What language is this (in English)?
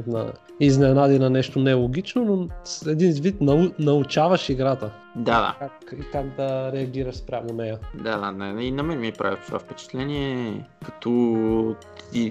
Bulgarian